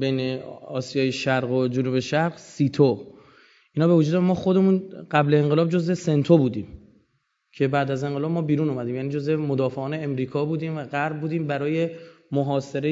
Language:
Persian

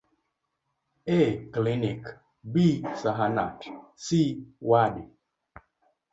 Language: Luo (Kenya and Tanzania)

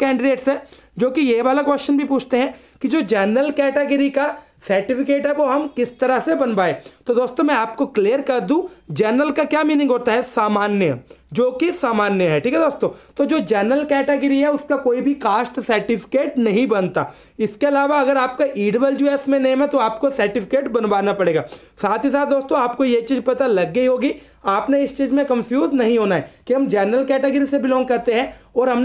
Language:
Hindi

